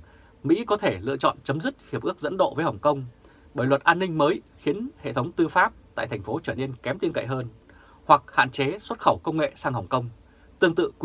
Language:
Vietnamese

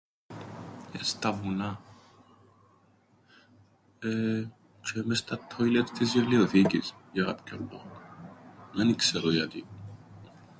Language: Greek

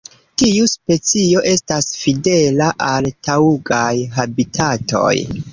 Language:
Esperanto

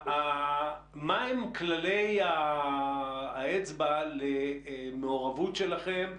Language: Hebrew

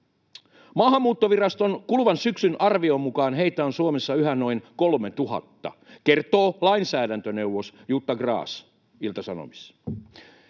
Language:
Finnish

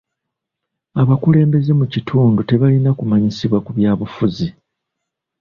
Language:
Ganda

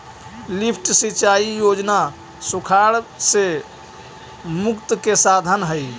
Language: Magahi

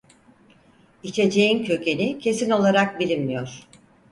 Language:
Turkish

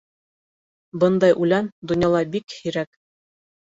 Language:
Bashkir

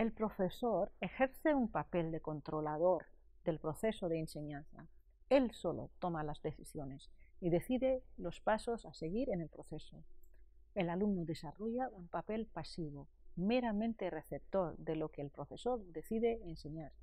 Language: Spanish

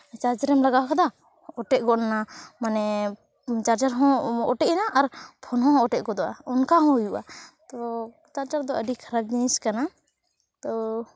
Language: Santali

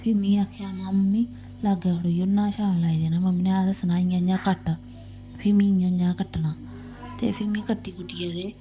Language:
Dogri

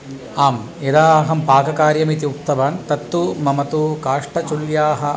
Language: Sanskrit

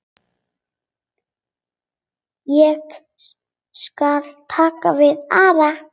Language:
Icelandic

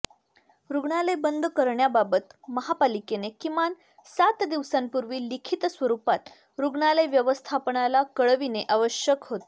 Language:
Marathi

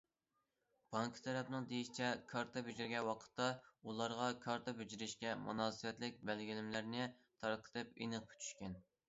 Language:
Uyghur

